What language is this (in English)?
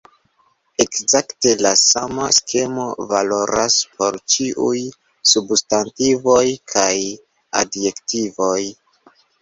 Esperanto